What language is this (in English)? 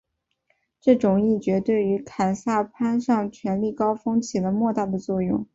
Chinese